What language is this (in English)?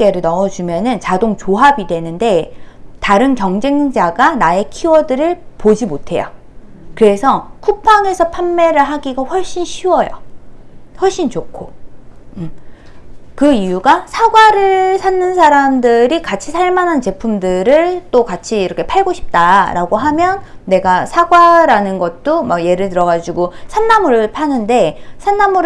Korean